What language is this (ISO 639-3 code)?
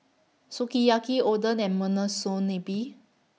eng